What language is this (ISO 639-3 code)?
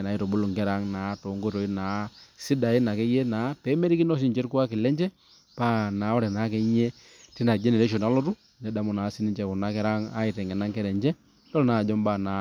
mas